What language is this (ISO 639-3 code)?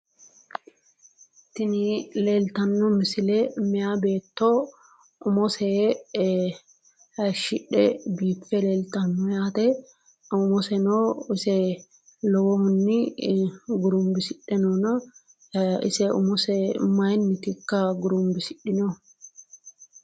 sid